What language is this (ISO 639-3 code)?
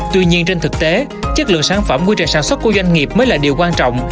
vie